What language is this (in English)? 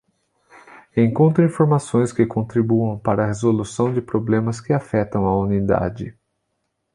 Portuguese